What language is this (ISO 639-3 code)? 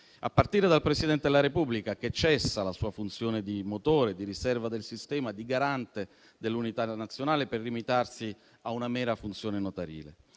ita